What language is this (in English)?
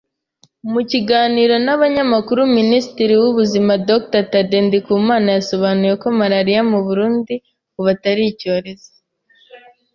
Kinyarwanda